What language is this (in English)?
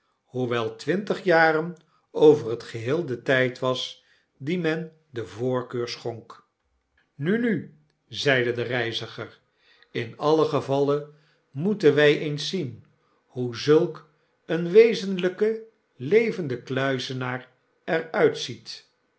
Dutch